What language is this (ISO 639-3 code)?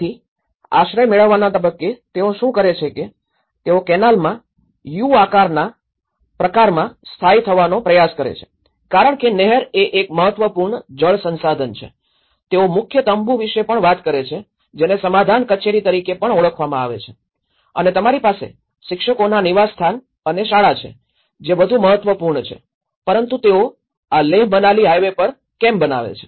guj